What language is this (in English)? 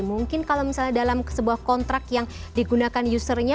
Indonesian